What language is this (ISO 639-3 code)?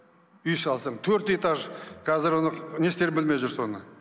kaz